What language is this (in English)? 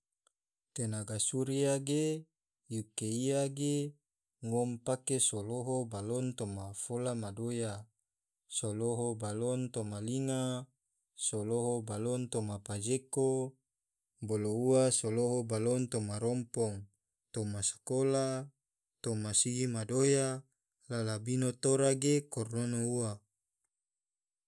Tidore